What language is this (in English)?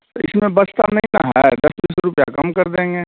Hindi